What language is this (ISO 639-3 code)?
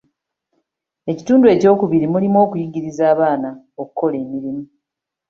lug